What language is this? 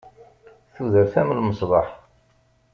Kabyle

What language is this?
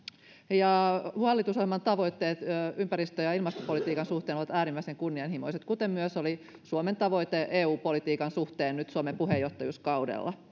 Finnish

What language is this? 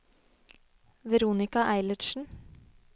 Norwegian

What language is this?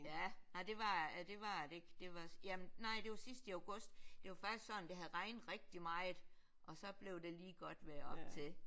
Danish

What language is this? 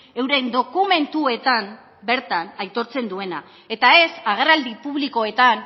Basque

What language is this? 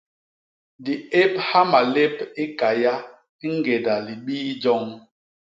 Basaa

